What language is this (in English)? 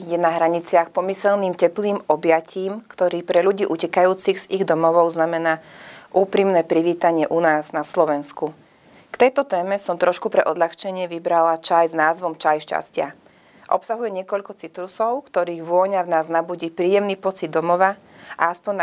Slovak